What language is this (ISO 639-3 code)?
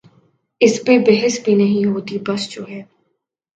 urd